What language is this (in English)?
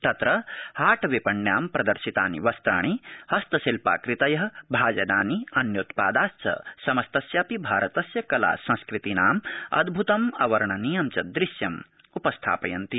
Sanskrit